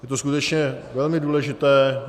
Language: Czech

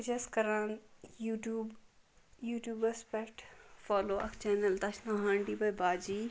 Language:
Kashmiri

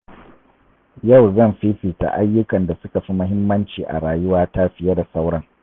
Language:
Hausa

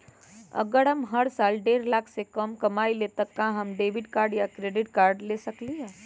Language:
Magahi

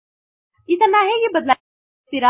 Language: Kannada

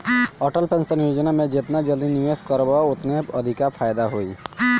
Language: Bhojpuri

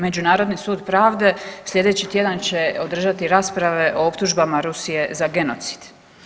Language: Croatian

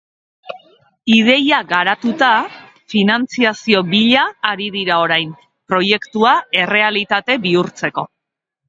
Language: Basque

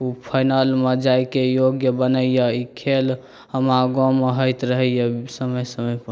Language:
Maithili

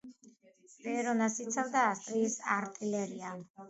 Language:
Georgian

